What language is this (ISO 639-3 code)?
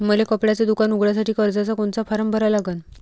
mar